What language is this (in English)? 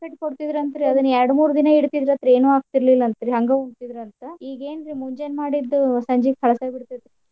Kannada